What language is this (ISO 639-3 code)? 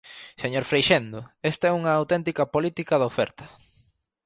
glg